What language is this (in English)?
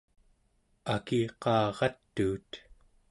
Central Yupik